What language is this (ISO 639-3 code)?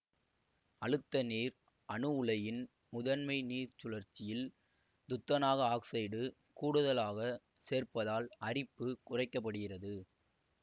tam